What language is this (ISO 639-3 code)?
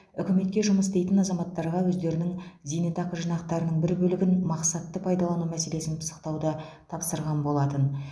kaz